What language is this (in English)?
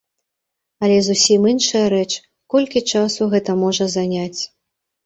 Belarusian